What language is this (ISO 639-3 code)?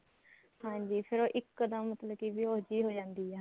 pan